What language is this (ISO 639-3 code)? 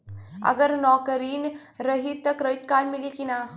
bho